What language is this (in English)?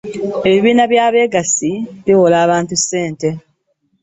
Ganda